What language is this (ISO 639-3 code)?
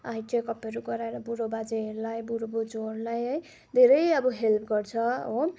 nep